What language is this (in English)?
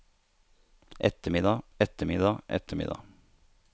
Norwegian